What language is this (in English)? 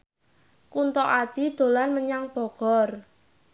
Javanese